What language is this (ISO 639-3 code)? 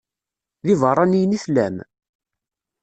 kab